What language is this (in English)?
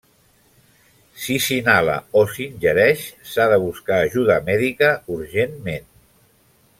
Catalan